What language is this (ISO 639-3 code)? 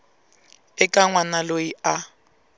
tso